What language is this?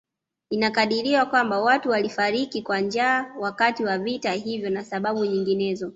Swahili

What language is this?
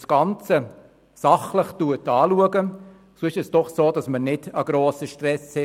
Swiss German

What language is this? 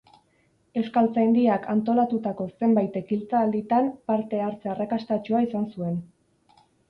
Basque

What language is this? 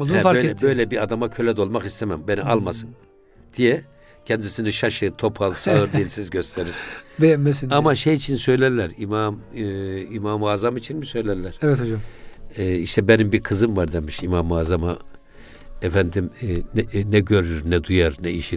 Turkish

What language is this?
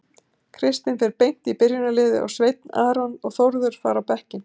Icelandic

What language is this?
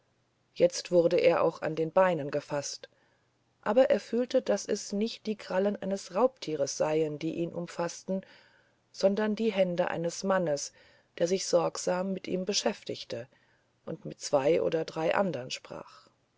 German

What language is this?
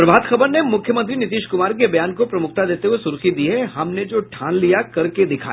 Hindi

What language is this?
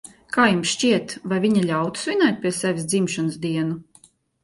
Latvian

